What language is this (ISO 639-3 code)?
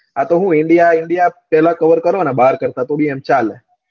guj